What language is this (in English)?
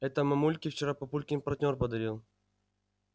Russian